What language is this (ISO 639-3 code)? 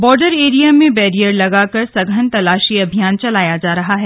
hin